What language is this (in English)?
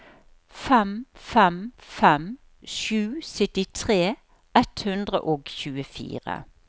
Norwegian